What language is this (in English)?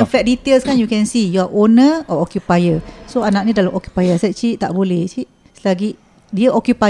Malay